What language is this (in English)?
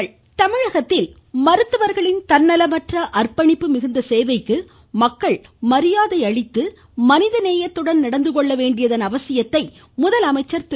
Tamil